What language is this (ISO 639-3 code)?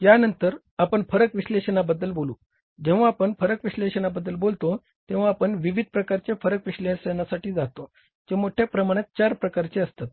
mar